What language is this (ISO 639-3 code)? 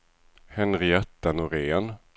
swe